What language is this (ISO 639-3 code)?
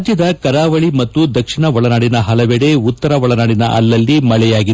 kan